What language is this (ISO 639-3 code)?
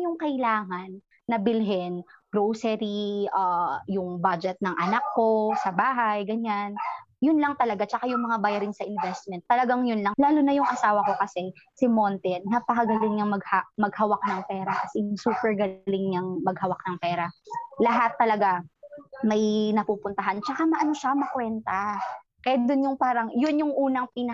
fil